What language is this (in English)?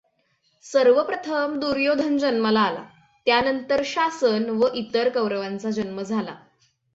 Marathi